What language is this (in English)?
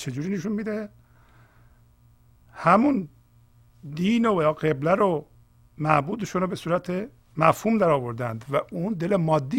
Persian